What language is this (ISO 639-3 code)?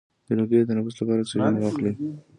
pus